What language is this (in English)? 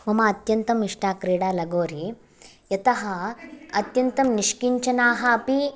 Sanskrit